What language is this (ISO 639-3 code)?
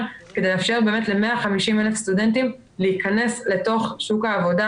heb